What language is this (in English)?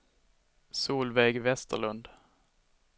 Swedish